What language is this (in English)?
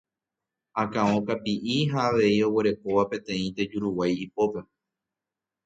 Guarani